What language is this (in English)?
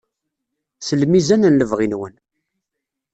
Kabyle